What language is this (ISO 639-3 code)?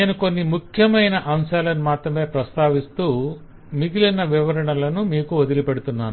tel